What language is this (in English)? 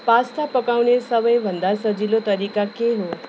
Nepali